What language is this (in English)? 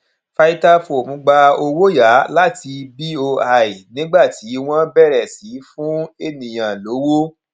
Yoruba